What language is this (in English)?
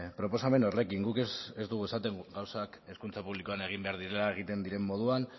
Basque